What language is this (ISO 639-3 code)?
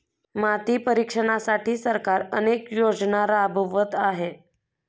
mar